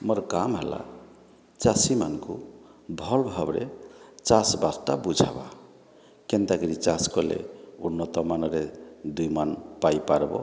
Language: Odia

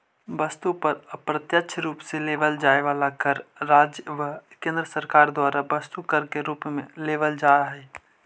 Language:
Magahi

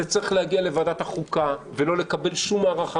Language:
Hebrew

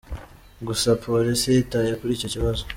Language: Kinyarwanda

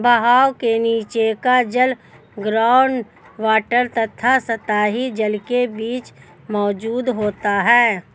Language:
Hindi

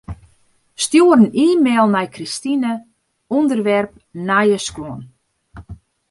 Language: Western Frisian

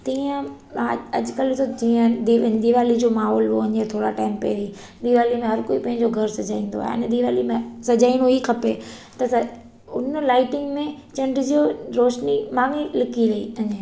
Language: Sindhi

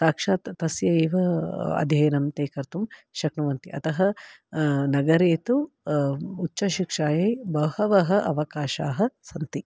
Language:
Sanskrit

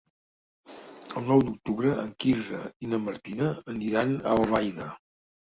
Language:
Catalan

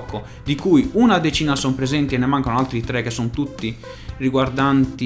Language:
Italian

